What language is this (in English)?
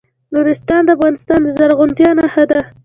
Pashto